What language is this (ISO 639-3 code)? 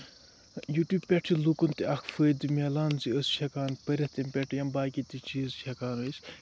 kas